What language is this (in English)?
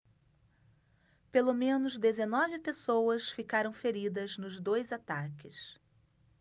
Portuguese